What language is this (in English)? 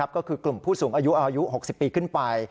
Thai